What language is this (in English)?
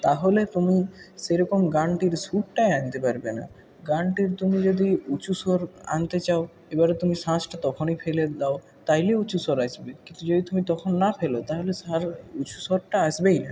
Bangla